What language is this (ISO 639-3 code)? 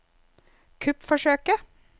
nor